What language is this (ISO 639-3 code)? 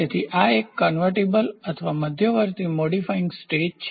guj